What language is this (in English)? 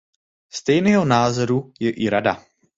Czech